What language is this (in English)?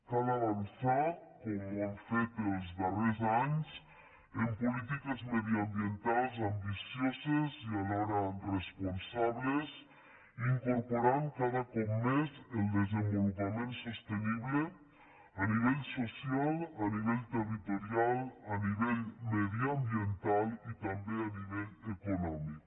Catalan